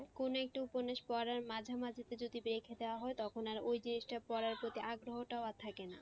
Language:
Bangla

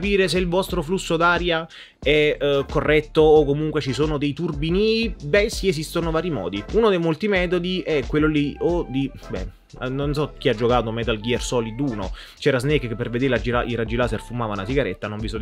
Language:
Italian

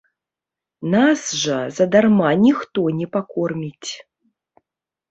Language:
Belarusian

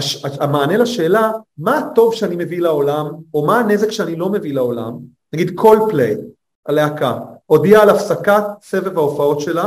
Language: Hebrew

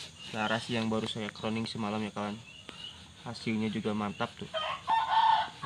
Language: Indonesian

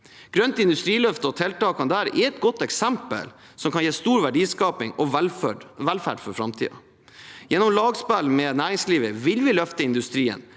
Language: Norwegian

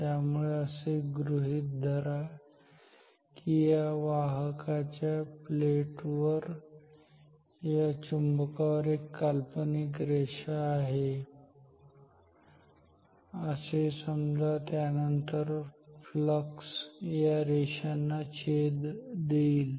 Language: Marathi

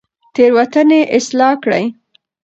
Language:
Pashto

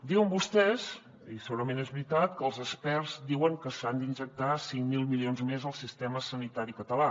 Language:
Catalan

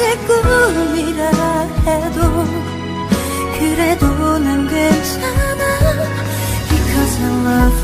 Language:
Korean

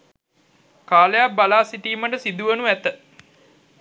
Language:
Sinhala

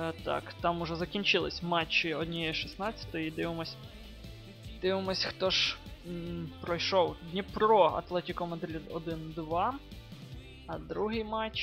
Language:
Ukrainian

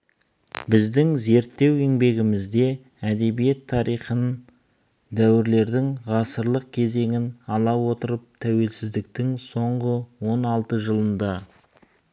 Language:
Kazakh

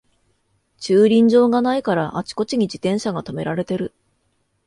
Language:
Japanese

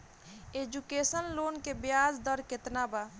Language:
Bhojpuri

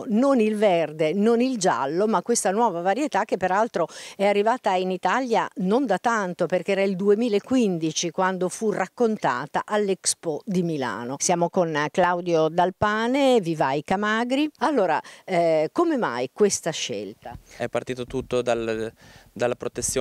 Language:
Italian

